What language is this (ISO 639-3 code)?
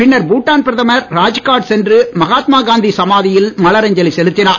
tam